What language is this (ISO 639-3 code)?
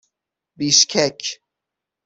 fas